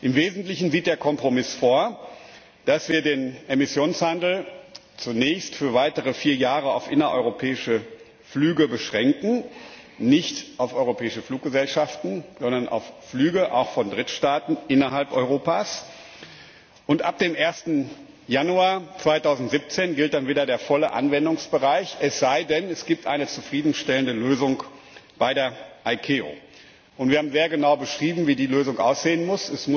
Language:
German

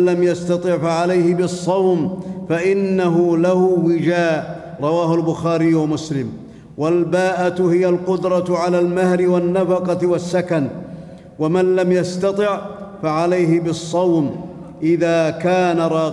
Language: Arabic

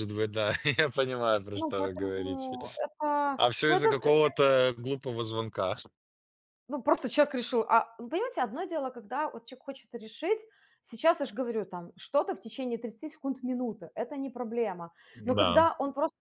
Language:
Russian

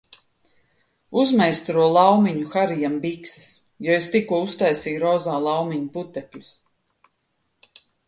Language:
Latvian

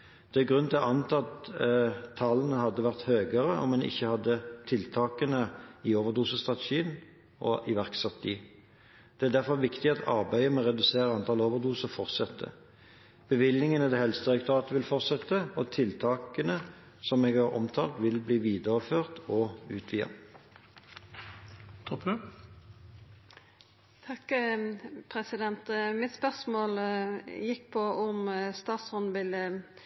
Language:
Norwegian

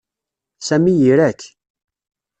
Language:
Kabyle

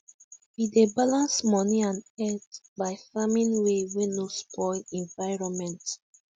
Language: Nigerian Pidgin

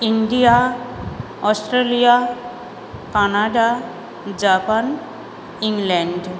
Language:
Sanskrit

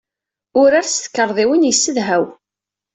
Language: Kabyle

